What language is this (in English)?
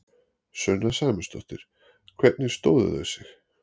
Icelandic